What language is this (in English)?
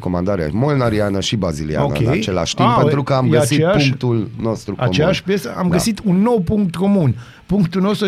Romanian